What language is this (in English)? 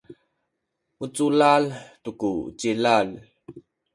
Sakizaya